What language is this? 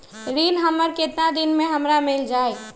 Magahi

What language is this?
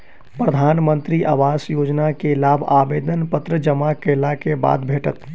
Maithili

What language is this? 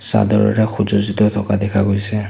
Assamese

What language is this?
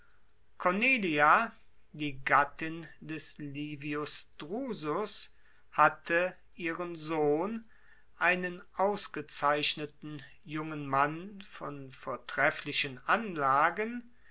German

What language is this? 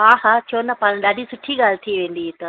Sindhi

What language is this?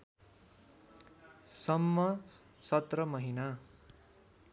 Nepali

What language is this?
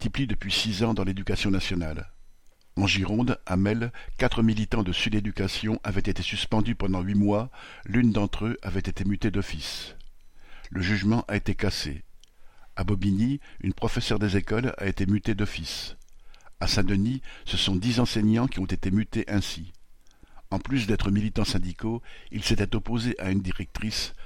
French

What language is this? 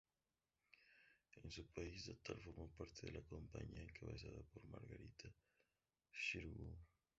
Spanish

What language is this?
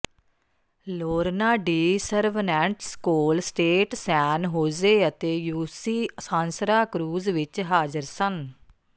Punjabi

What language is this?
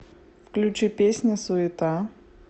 Russian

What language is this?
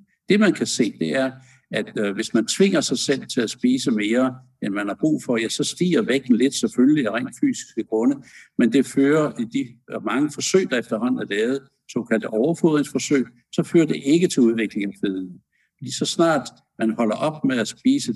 Danish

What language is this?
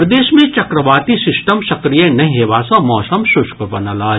Maithili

